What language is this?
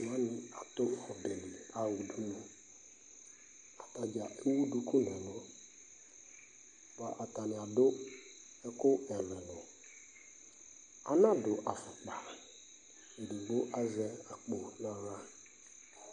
Ikposo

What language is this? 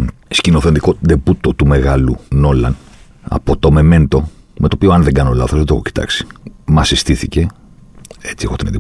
Greek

